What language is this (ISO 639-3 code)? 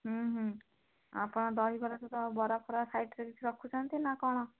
ori